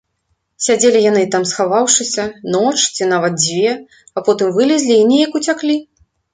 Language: Belarusian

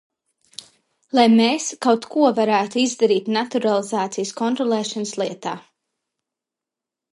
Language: Latvian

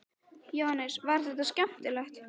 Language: Icelandic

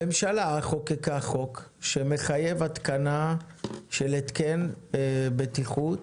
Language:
Hebrew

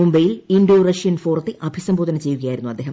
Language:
Malayalam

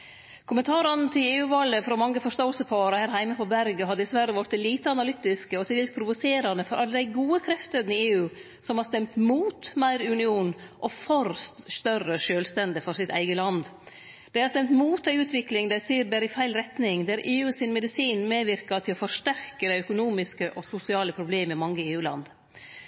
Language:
Norwegian Nynorsk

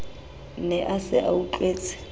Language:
Southern Sotho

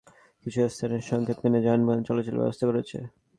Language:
Bangla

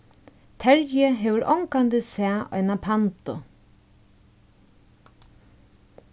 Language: Faroese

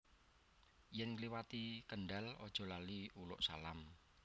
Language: Javanese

